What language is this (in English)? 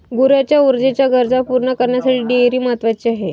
Marathi